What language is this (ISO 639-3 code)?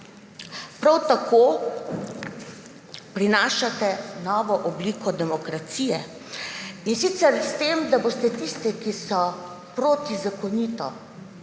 slv